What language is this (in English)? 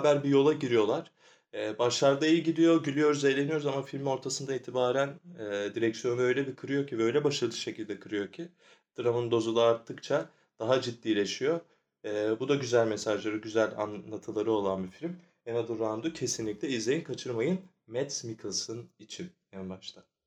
Turkish